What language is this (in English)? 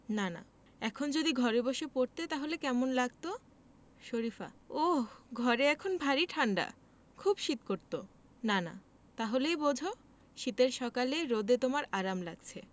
Bangla